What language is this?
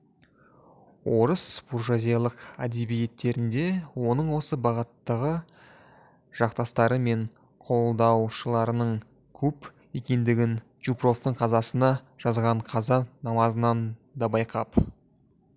Kazakh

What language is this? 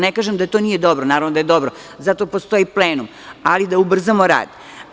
Serbian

